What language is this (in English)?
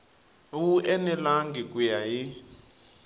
Tsonga